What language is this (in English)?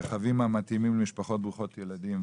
Hebrew